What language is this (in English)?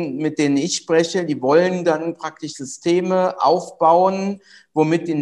German